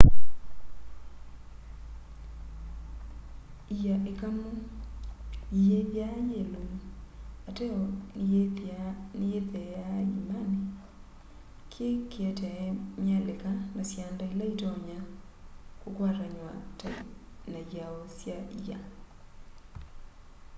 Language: Kamba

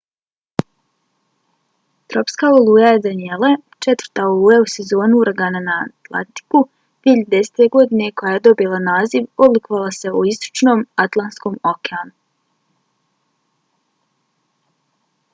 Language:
Bosnian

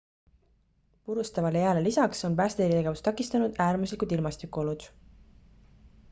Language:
Estonian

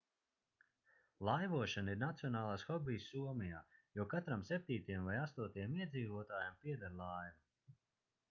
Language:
Latvian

